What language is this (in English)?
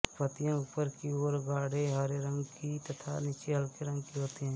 Hindi